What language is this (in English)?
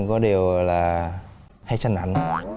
Vietnamese